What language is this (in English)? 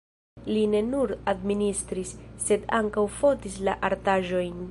Esperanto